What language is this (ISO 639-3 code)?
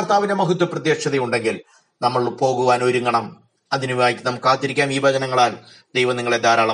mal